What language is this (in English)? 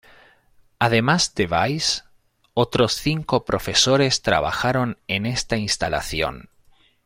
Spanish